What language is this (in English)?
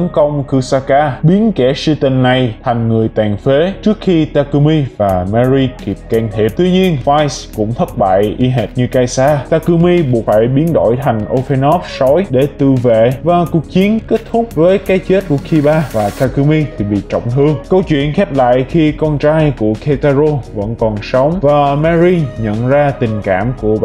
Vietnamese